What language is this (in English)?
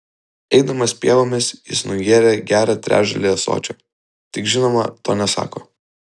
Lithuanian